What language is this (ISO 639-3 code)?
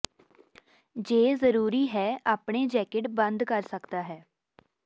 pan